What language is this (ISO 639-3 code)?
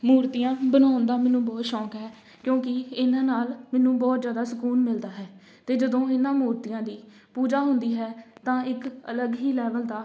pan